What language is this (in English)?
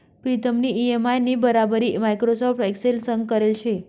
Marathi